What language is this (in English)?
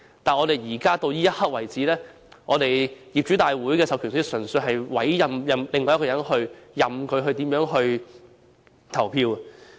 Cantonese